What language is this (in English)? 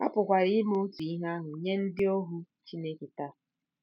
Igbo